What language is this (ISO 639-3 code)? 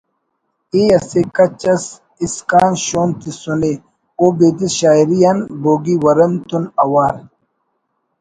brh